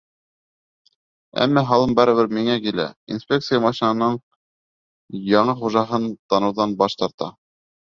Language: Bashkir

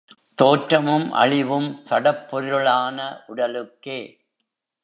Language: Tamil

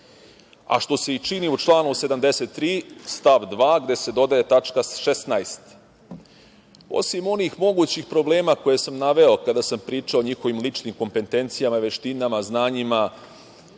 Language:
Serbian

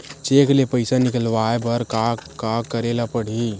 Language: Chhattisgarhi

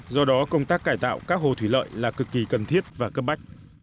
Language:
Vietnamese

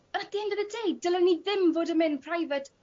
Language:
Welsh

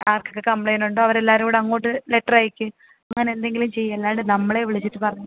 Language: Malayalam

